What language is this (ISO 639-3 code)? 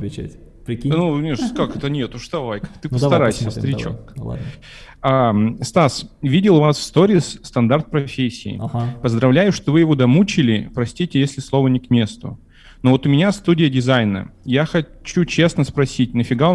rus